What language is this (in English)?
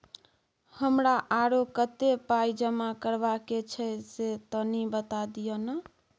Maithili